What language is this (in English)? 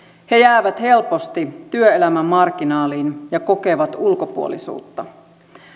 Finnish